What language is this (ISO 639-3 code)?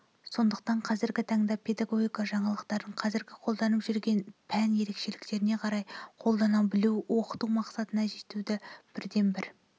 kaz